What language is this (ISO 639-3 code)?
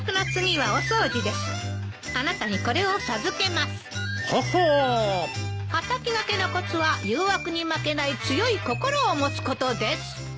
jpn